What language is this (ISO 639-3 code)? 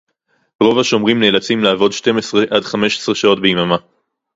heb